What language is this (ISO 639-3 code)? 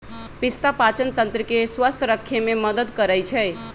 mag